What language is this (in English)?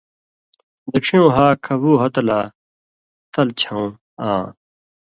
Indus Kohistani